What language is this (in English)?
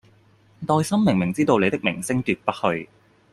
Cantonese